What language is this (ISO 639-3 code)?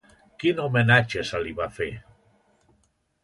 cat